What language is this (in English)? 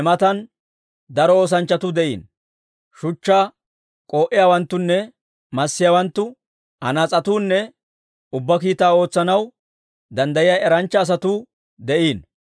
Dawro